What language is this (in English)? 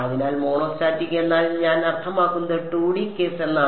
Malayalam